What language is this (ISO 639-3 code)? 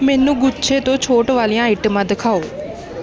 pan